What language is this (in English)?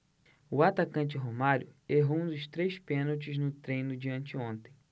Portuguese